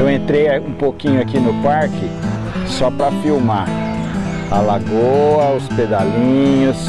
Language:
Portuguese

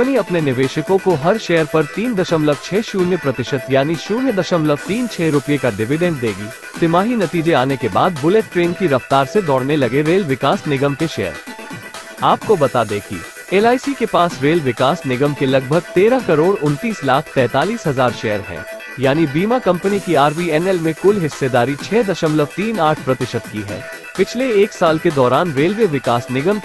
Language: Hindi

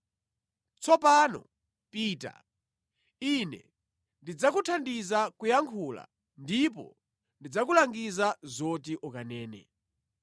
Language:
Nyanja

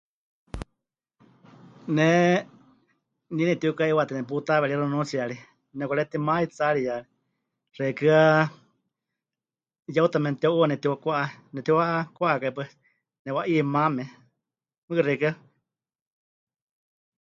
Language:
Huichol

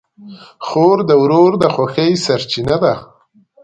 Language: Pashto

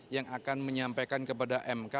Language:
Indonesian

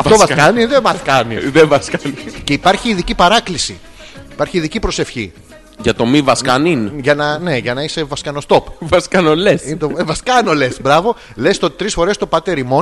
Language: Greek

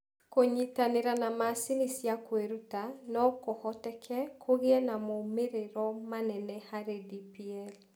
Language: Kikuyu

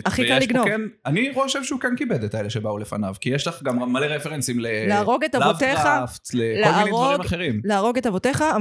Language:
Hebrew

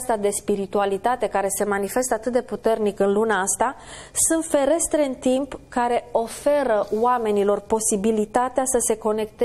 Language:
Romanian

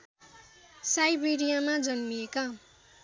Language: Nepali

